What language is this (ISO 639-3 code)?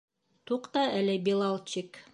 bak